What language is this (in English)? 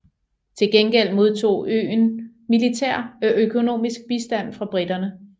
Danish